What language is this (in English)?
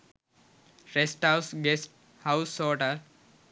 Sinhala